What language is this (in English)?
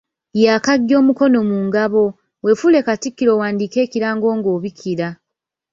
Ganda